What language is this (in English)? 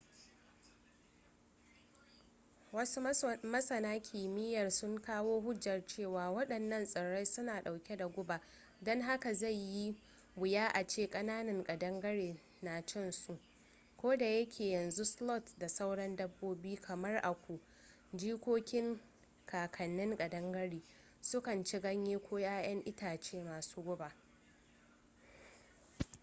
Hausa